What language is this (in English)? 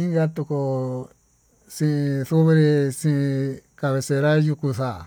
Tututepec Mixtec